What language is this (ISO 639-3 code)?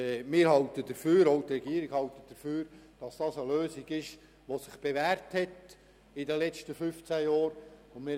gsw